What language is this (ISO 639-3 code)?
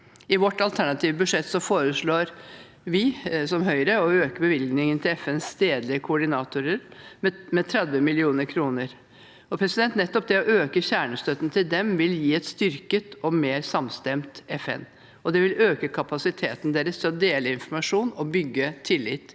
nor